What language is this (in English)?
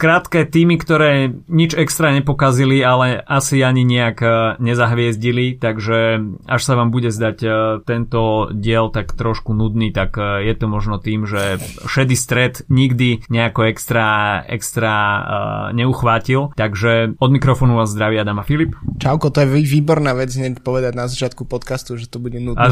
Slovak